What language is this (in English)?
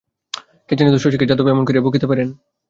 Bangla